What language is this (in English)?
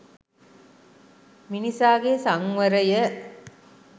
Sinhala